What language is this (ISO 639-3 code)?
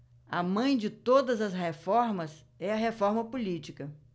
por